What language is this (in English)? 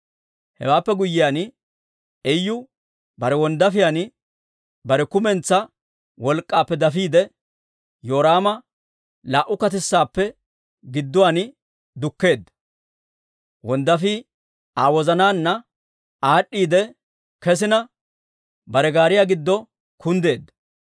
Dawro